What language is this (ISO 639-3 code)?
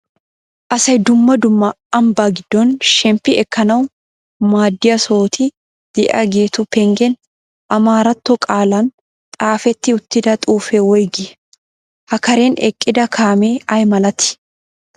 wal